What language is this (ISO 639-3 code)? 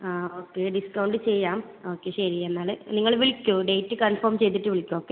mal